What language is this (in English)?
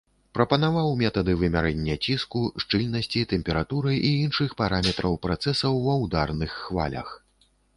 Belarusian